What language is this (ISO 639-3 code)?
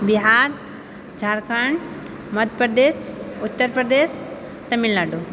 mai